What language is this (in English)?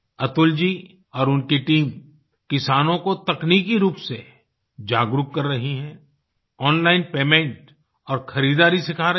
Hindi